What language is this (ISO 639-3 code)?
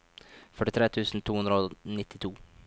nor